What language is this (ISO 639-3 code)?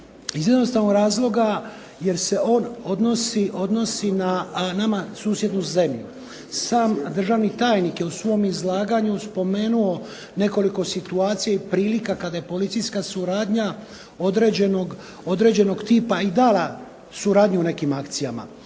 hrv